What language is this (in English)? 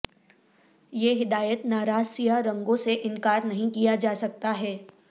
Urdu